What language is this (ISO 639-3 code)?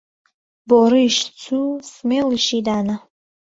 ckb